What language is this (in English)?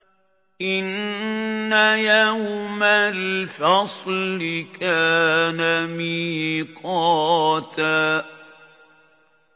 Arabic